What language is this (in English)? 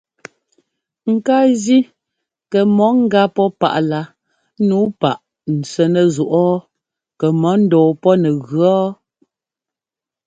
Ngomba